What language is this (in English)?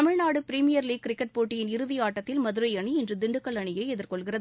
Tamil